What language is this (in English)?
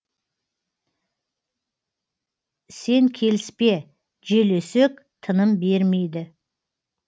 Kazakh